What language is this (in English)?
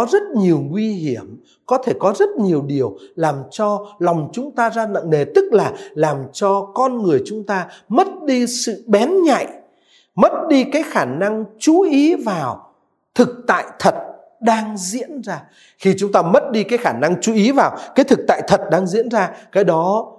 Vietnamese